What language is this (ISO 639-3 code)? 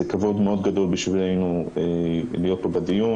heb